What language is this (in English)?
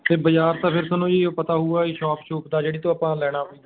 Punjabi